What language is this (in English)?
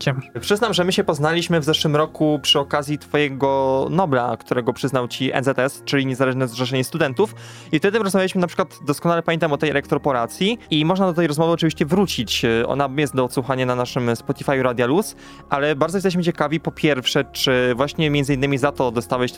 Polish